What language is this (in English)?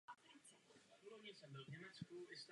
Czech